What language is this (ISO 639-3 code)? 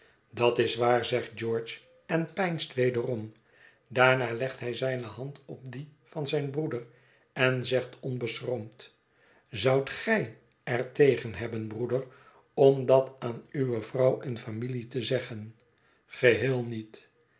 nld